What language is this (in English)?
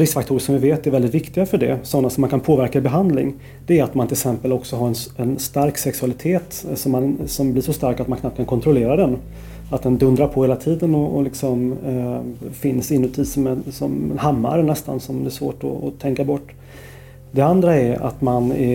Swedish